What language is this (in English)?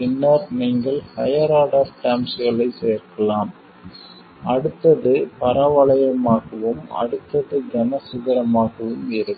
Tamil